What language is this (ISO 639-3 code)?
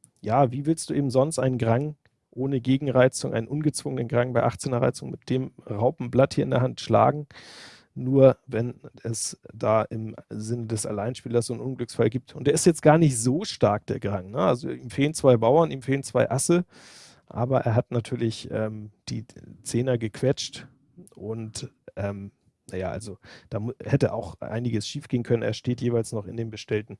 deu